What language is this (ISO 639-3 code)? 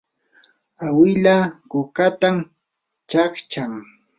qur